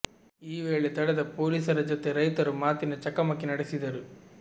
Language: Kannada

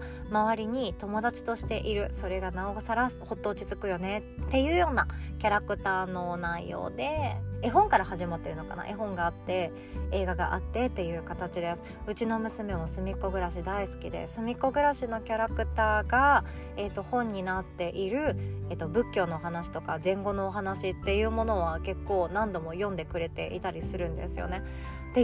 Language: Japanese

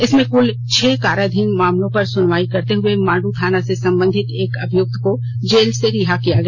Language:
Hindi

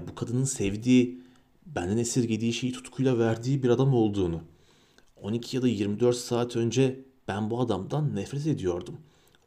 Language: Turkish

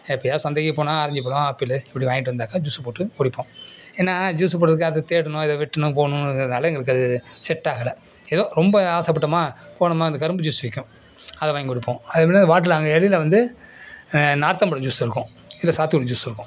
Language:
Tamil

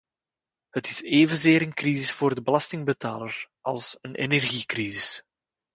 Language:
Dutch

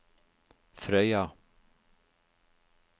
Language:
Norwegian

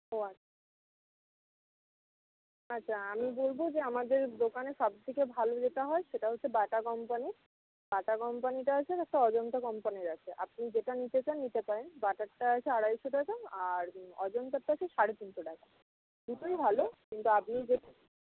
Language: Bangla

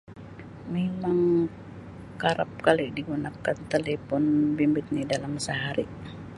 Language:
Sabah Malay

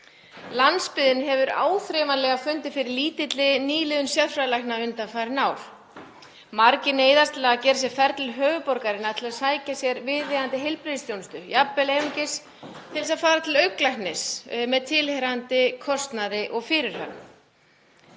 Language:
Icelandic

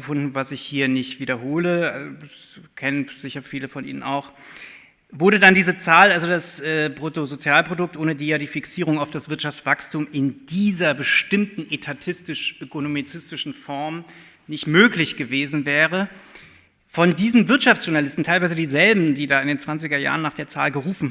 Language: German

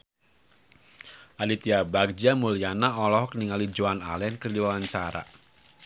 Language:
Sundanese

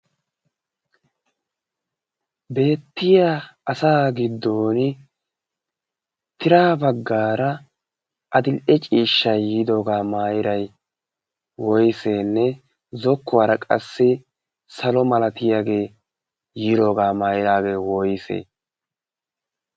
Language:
Wolaytta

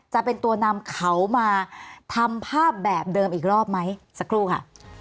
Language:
Thai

